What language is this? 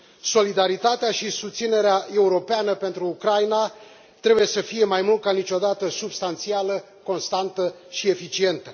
Romanian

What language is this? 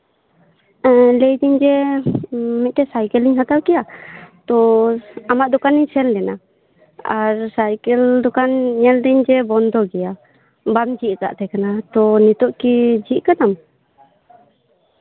Santali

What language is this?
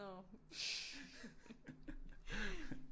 Danish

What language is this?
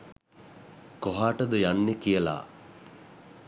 Sinhala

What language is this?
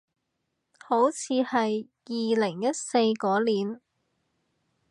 Cantonese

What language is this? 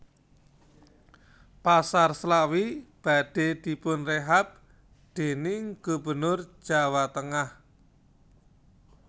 Javanese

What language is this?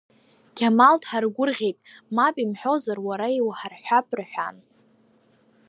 Abkhazian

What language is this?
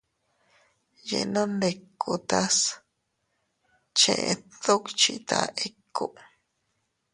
Teutila Cuicatec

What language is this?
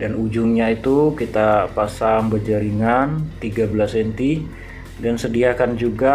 Indonesian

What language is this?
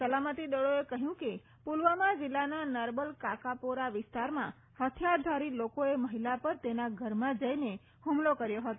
Gujarati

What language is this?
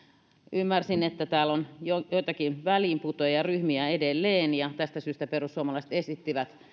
Finnish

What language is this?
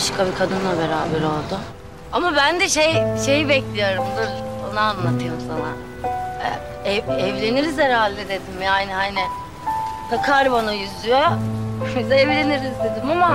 Turkish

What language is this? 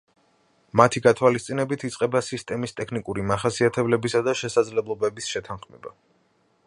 Georgian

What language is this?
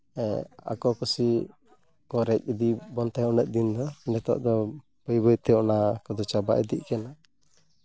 Santali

